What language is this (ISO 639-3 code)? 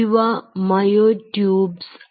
mal